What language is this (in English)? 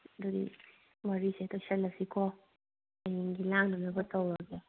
Manipuri